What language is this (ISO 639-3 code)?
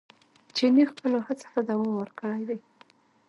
pus